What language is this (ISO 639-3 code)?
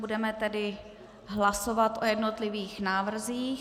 ces